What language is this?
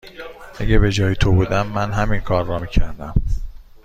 Persian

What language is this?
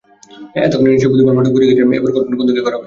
Bangla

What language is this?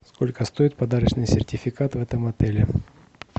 Russian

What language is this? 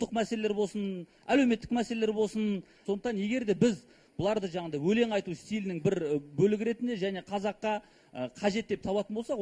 Romanian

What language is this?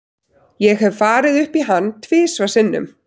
Icelandic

